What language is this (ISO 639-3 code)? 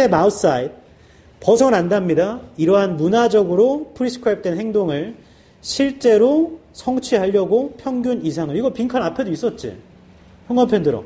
kor